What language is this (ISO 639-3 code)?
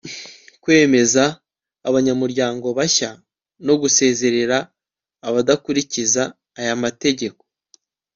kin